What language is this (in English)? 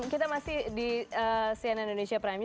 Indonesian